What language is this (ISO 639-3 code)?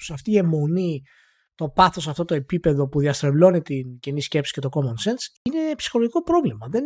ell